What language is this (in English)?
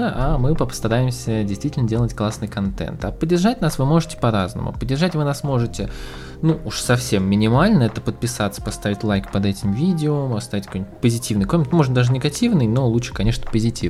Russian